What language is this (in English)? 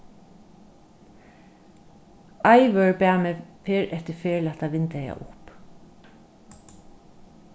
Faroese